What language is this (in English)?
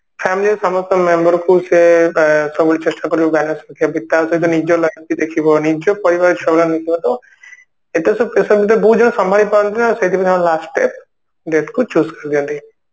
Odia